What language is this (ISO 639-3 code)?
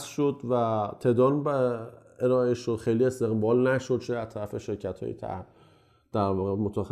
fas